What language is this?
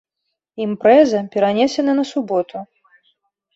Belarusian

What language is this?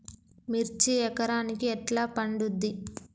Telugu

